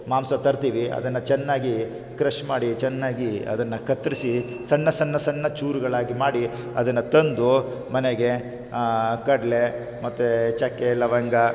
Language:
Kannada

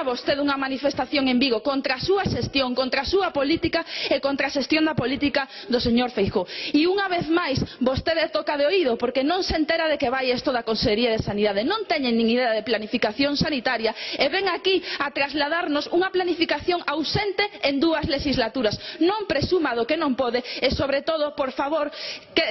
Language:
Spanish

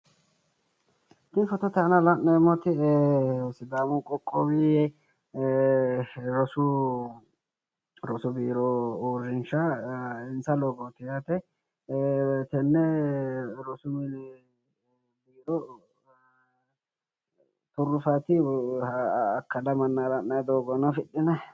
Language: Sidamo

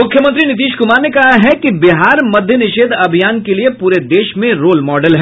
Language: Hindi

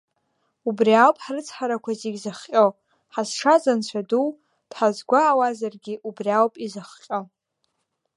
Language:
Abkhazian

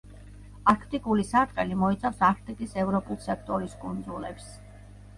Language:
Georgian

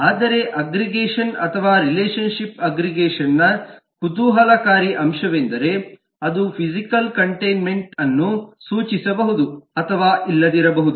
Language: Kannada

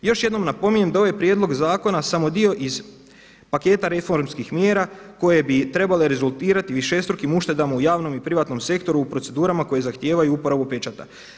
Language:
Croatian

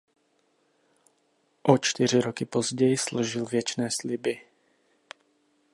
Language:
Czech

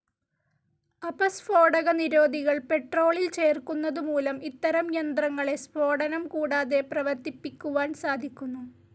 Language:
Malayalam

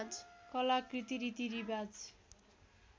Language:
Nepali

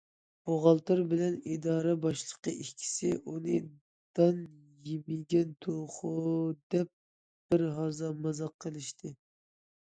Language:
Uyghur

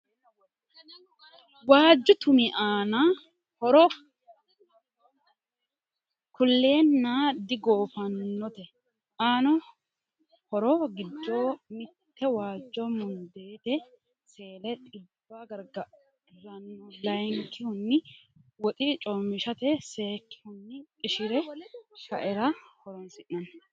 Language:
Sidamo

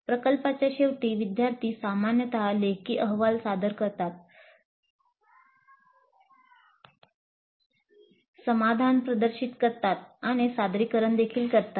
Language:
Marathi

